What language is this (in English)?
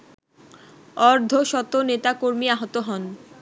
Bangla